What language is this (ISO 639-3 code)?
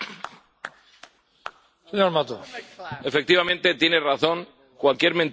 spa